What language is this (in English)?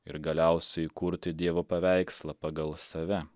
Lithuanian